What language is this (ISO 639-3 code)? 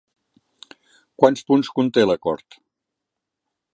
cat